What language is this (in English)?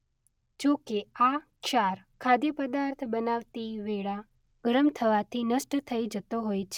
Gujarati